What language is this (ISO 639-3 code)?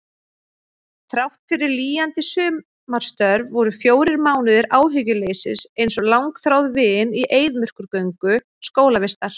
isl